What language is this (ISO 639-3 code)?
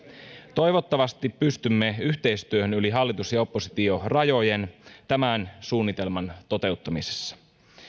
fin